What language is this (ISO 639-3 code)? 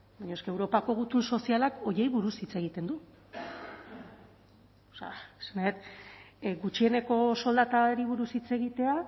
eus